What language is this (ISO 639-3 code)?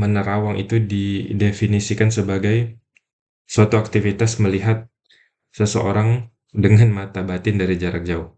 ind